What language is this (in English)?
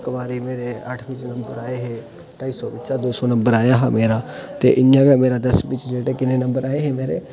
Dogri